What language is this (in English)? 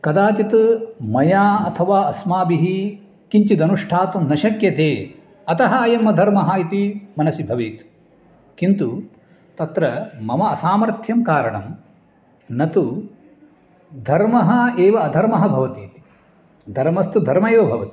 Sanskrit